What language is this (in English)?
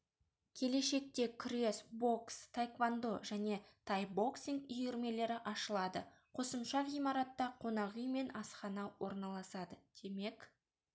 Kazakh